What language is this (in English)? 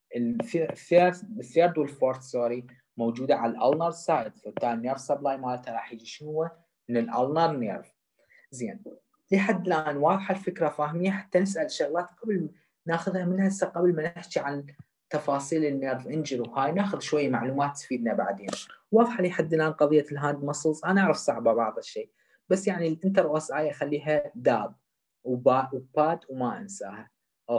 Arabic